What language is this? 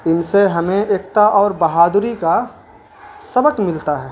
Urdu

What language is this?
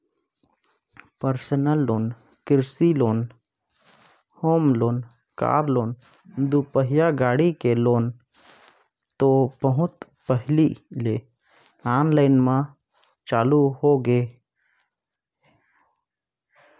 Chhattisgarhi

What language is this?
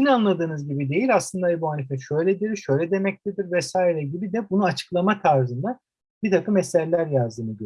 Turkish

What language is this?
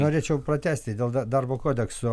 Lithuanian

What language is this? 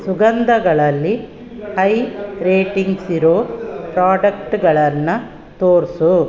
Kannada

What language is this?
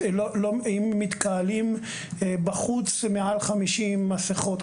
Hebrew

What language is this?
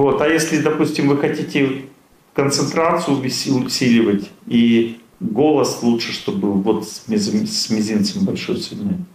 Russian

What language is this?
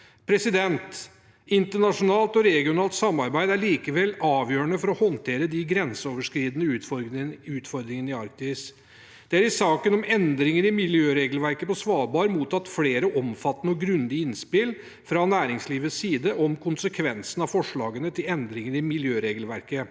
Norwegian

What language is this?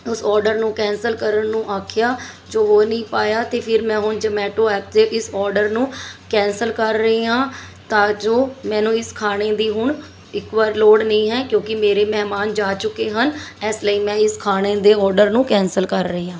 Punjabi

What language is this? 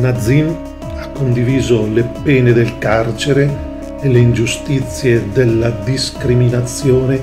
Italian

